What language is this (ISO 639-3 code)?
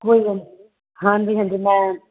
pan